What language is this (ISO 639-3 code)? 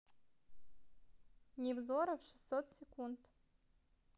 rus